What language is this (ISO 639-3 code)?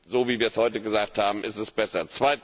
deu